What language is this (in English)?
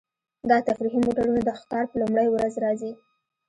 Pashto